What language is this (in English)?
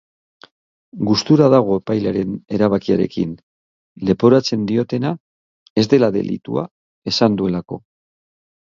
Basque